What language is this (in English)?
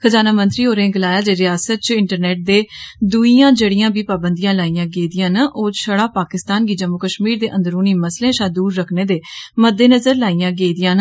Dogri